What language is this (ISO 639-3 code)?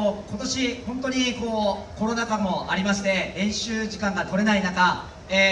jpn